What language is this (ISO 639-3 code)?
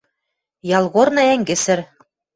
mrj